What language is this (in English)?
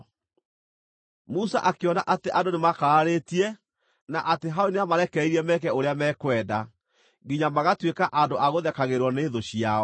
Kikuyu